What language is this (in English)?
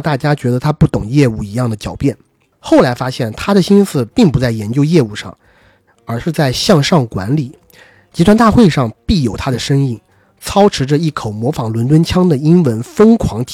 Chinese